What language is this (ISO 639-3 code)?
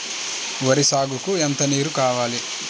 tel